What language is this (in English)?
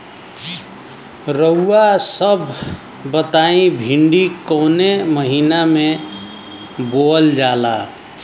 Bhojpuri